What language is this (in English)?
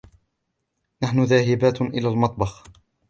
Arabic